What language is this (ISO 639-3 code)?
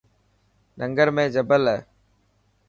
mki